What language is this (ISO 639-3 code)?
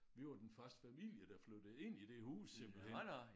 dan